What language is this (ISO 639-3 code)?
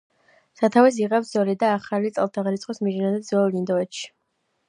kat